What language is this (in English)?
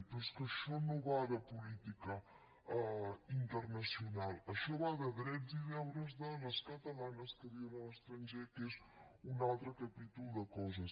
Catalan